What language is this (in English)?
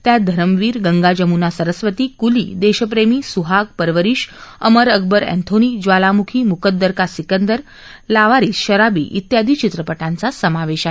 Marathi